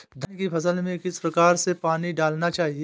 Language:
Hindi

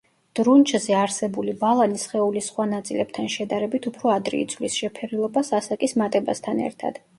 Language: Georgian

